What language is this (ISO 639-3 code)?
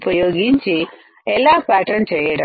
tel